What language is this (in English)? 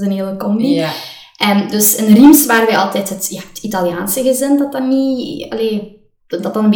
Dutch